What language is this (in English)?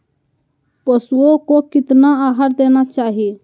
Magahi